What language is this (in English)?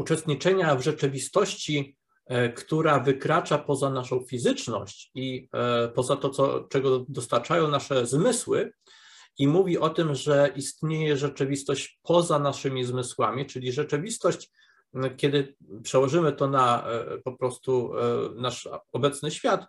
Polish